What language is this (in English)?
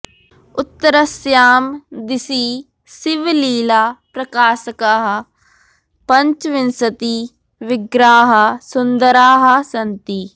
Sanskrit